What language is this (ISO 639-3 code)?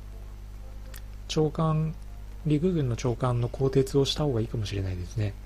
jpn